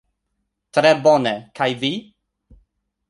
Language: Esperanto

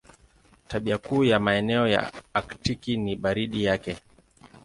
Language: Swahili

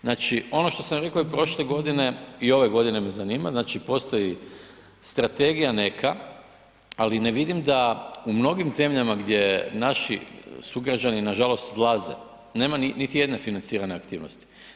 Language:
Croatian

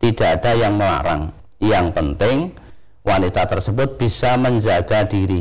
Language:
Indonesian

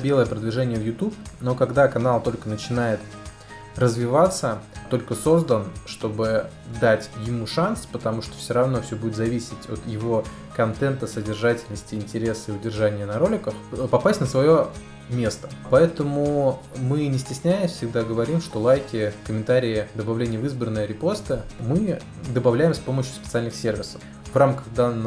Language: Russian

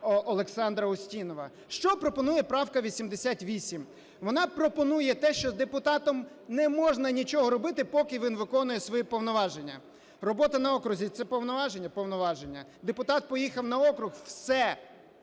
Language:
Ukrainian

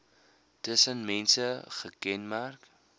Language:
Afrikaans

